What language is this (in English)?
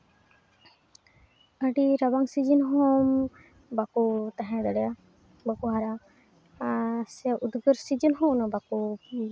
Santali